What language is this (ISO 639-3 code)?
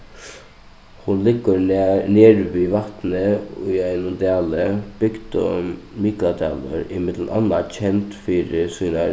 fao